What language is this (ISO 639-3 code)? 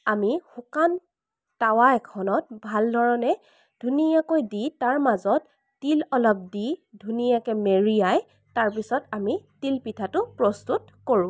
asm